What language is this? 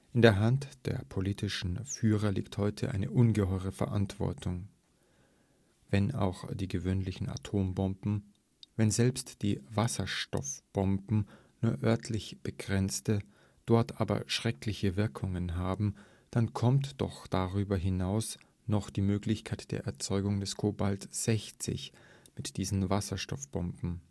German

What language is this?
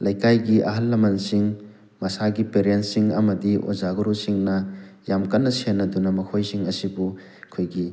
Manipuri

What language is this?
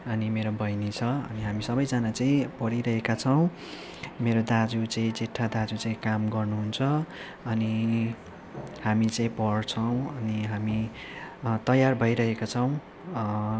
Nepali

